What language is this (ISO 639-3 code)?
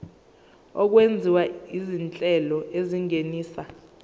zul